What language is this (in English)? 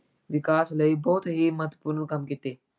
Punjabi